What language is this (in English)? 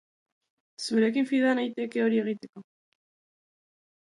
Basque